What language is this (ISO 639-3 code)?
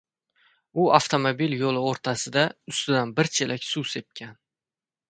uzb